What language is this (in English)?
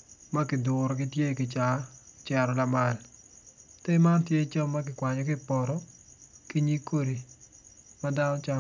Acoli